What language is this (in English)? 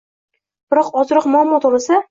Uzbek